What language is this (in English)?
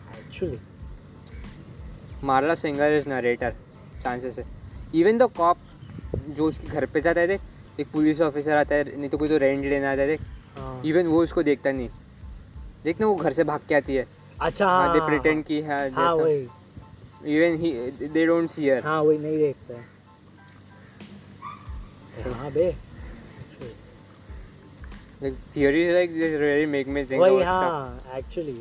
Hindi